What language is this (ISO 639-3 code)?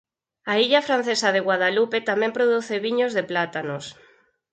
glg